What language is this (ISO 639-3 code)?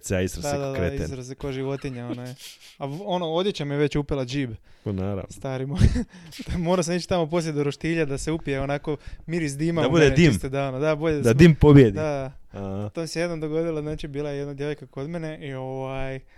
hrv